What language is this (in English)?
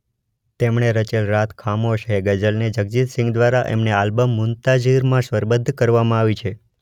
Gujarati